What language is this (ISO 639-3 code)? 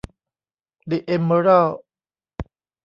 tha